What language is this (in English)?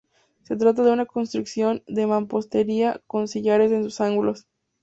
Spanish